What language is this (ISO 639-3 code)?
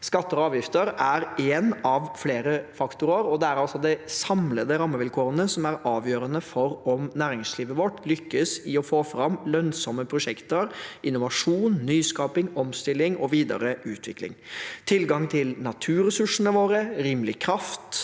nor